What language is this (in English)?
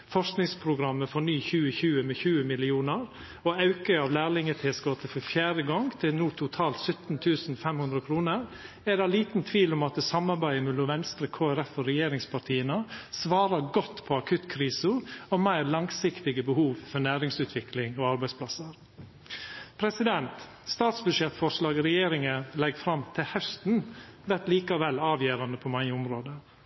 Norwegian Nynorsk